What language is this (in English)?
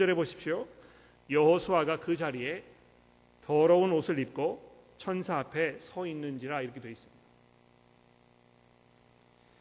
Korean